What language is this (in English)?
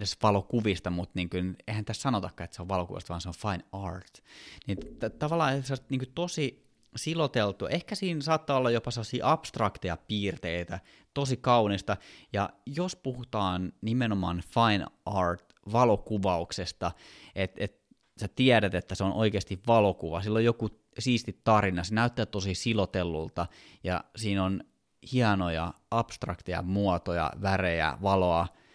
Finnish